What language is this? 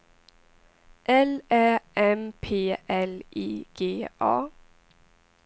Swedish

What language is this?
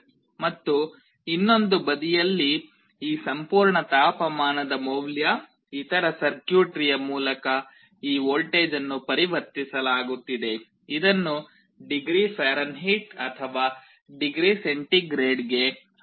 Kannada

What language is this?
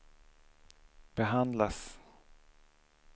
Swedish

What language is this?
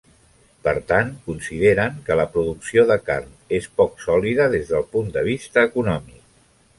Catalan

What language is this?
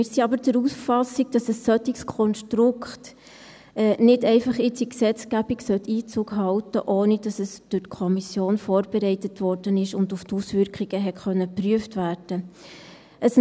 Swiss German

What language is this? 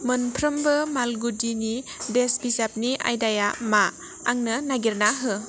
Bodo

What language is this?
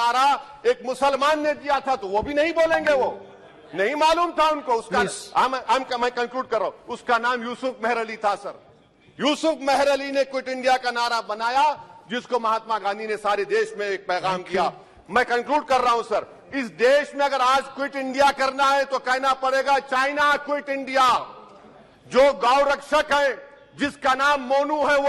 Hindi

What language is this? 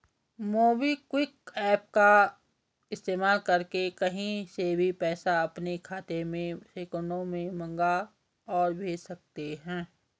Hindi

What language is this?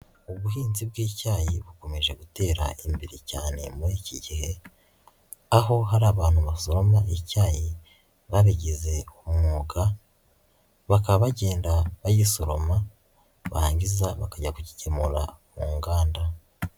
Kinyarwanda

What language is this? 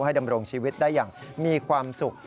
Thai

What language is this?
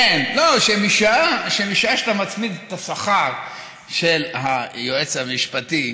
Hebrew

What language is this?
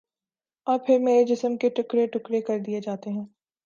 Urdu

